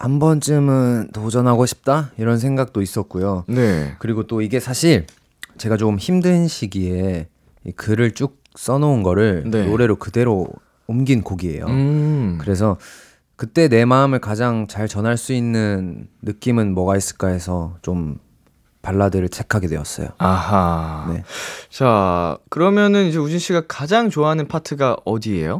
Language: Korean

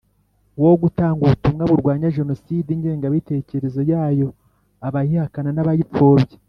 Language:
Kinyarwanda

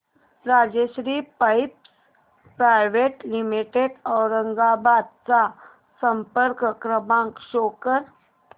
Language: Marathi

